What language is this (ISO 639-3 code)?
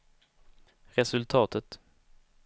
swe